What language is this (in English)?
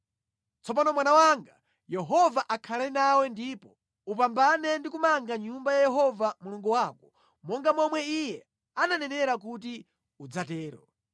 Nyanja